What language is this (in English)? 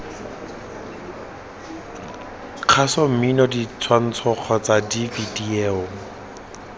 Tswana